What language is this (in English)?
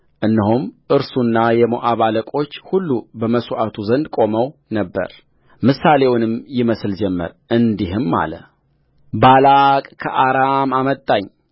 Amharic